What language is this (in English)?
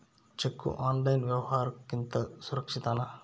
Kannada